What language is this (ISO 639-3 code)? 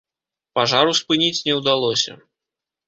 bel